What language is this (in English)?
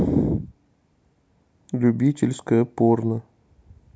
Russian